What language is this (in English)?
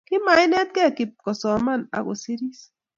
Kalenjin